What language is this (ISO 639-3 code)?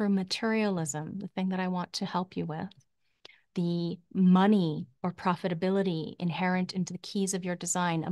eng